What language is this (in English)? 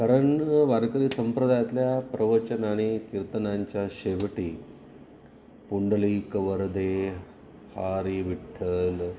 Marathi